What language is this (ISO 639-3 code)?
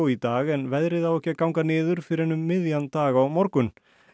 isl